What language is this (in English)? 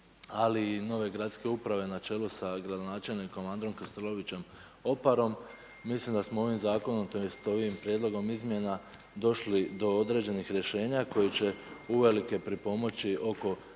Croatian